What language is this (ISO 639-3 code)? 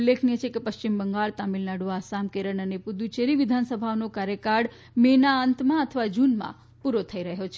guj